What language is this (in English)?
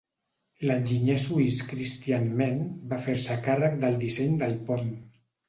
Catalan